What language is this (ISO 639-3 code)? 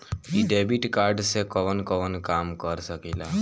bho